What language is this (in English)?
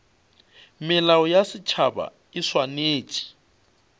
Northern Sotho